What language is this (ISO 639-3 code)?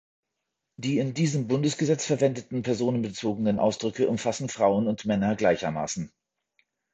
deu